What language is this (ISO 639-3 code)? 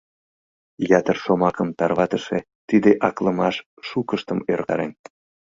chm